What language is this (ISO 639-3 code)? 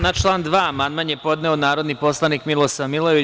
srp